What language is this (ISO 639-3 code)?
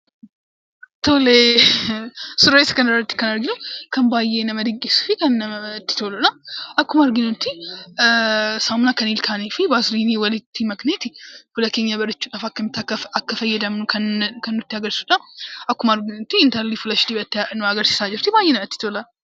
orm